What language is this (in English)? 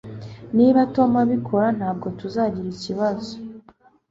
Kinyarwanda